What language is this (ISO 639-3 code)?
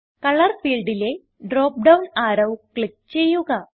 mal